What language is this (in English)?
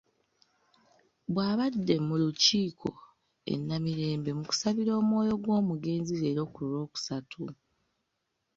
Ganda